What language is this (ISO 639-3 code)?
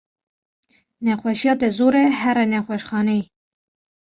kur